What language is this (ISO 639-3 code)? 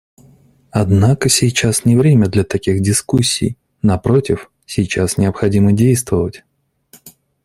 rus